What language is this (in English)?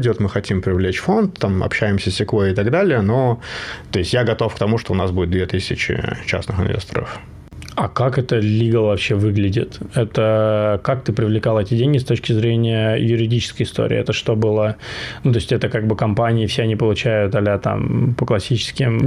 Russian